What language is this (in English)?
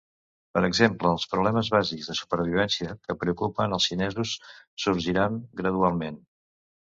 Catalan